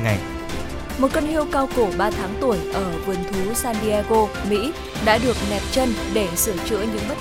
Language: Vietnamese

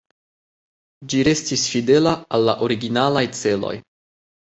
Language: Esperanto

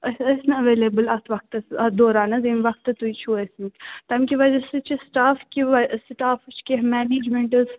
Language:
Kashmiri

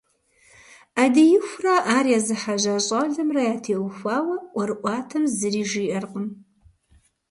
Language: Kabardian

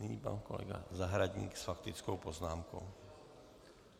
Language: Czech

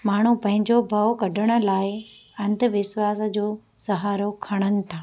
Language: Sindhi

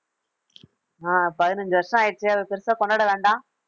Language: Tamil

